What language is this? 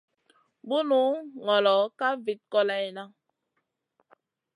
Masana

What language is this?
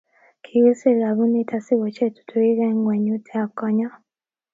Kalenjin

